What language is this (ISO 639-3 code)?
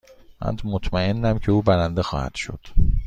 fas